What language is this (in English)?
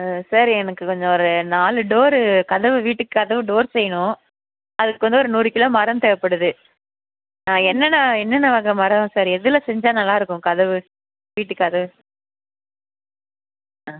Tamil